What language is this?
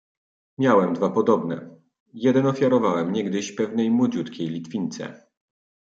Polish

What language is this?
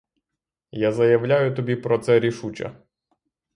Ukrainian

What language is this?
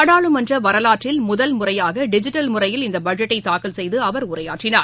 Tamil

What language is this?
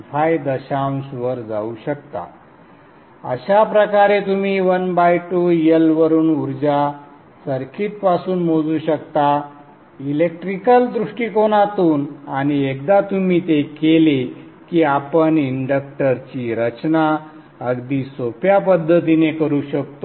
Marathi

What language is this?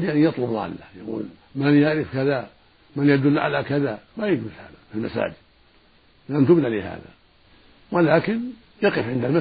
Arabic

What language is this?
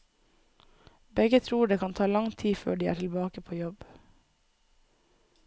Norwegian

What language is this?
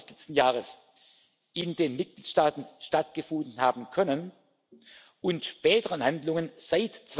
German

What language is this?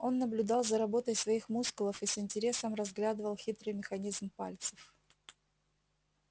Russian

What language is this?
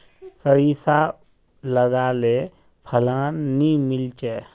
Magahi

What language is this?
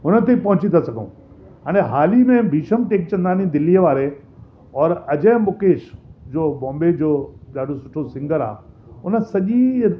Sindhi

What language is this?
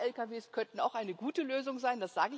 German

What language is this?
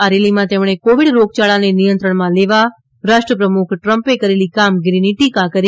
Gujarati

